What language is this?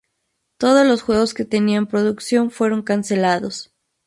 Spanish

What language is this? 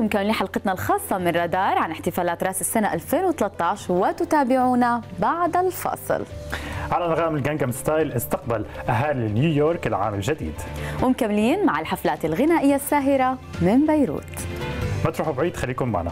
Arabic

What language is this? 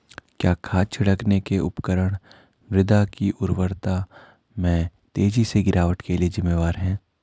Hindi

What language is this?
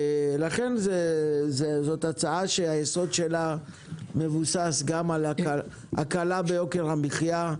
Hebrew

